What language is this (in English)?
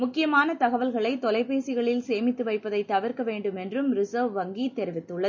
Tamil